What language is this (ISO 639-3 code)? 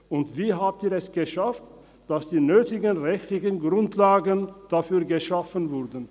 gsw